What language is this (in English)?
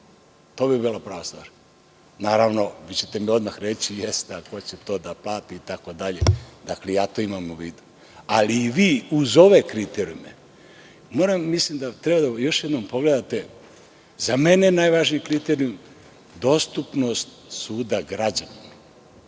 Serbian